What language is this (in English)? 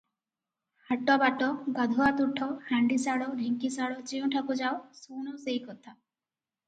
Odia